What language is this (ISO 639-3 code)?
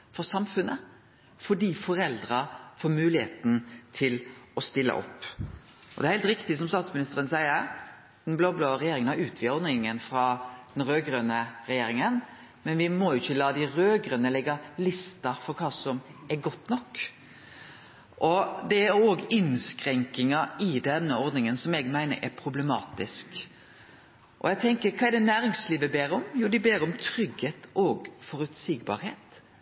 nno